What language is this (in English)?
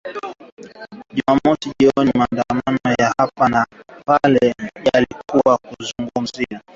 Swahili